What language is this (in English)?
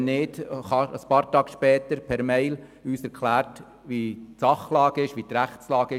Swiss German